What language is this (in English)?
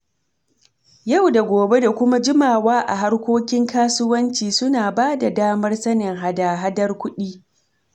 Hausa